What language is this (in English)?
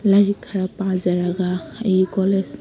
Manipuri